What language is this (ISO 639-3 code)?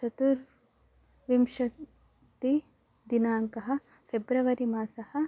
san